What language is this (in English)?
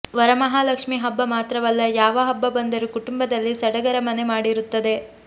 Kannada